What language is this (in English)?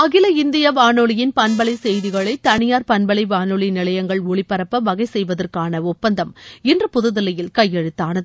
Tamil